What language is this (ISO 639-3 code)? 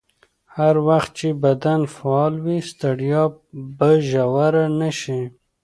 pus